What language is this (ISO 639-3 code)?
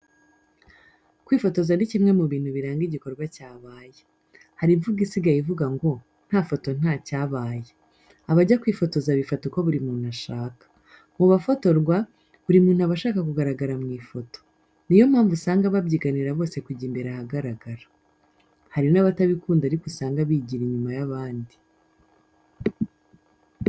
kin